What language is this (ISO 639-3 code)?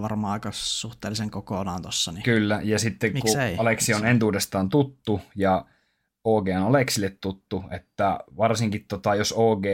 fin